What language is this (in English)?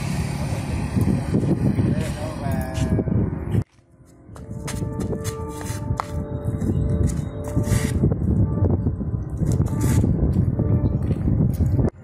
Vietnamese